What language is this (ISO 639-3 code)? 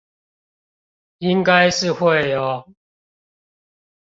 zho